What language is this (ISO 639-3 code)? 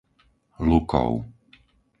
slk